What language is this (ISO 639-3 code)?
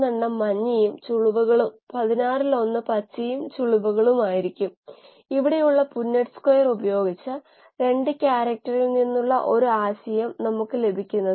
mal